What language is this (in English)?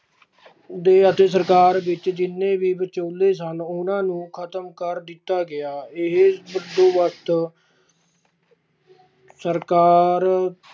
Punjabi